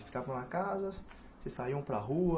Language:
Portuguese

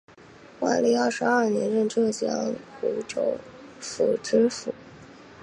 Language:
Chinese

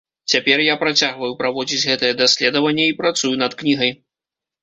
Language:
Belarusian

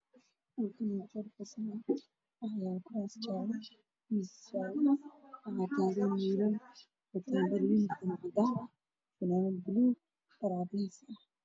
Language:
Somali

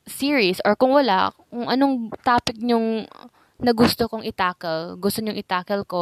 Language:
Filipino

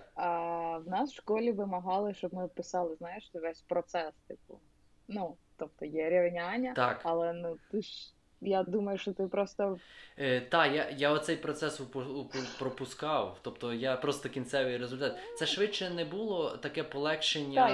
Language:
Ukrainian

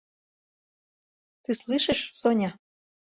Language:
Mari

